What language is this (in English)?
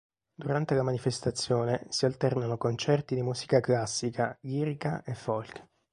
Italian